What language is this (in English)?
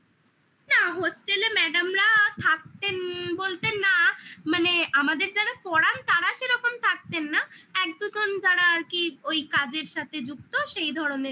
Bangla